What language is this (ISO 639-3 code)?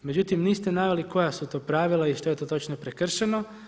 hrv